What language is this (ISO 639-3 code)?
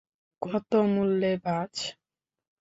ben